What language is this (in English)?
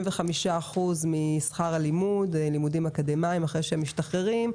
Hebrew